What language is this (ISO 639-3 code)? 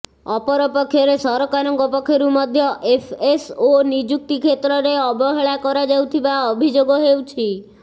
ori